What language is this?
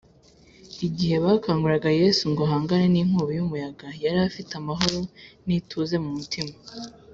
Kinyarwanda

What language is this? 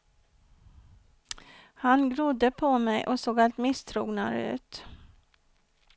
Swedish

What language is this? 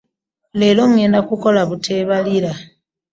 Ganda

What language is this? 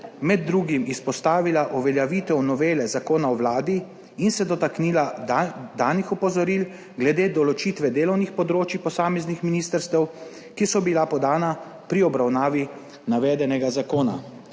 Slovenian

